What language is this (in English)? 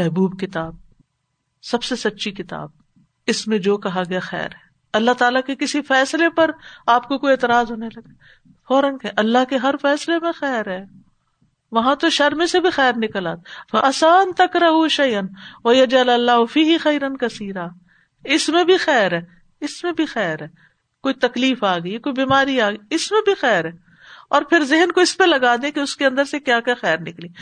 Urdu